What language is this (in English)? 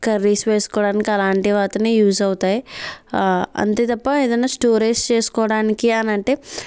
Telugu